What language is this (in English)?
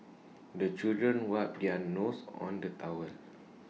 English